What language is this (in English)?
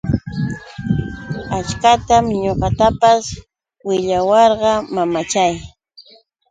Yauyos Quechua